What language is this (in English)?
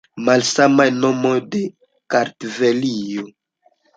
Esperanto